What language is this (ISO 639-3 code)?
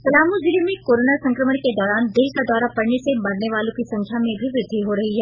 hin